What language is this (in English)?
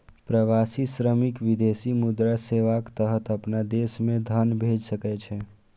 Maithili